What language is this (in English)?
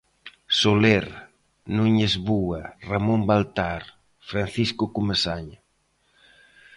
Galician